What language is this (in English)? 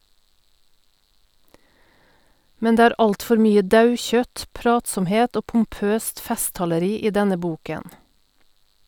Norwegian